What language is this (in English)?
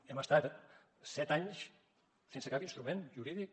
Catalan